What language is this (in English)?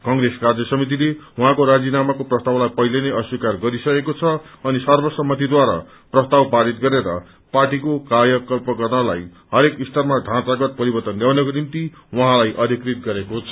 Nepali